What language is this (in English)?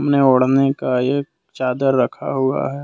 Hindi